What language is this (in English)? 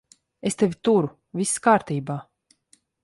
Latvian